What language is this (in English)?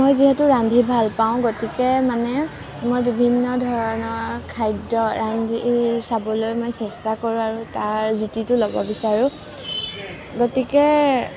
Assamese